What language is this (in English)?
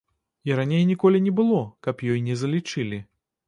Belarusian